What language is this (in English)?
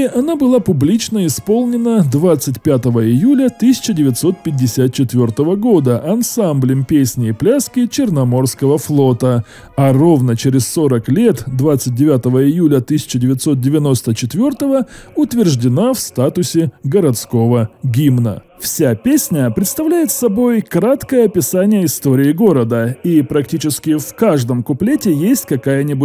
Russian